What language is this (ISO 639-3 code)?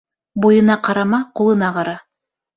bak